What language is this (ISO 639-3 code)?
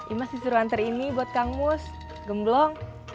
ind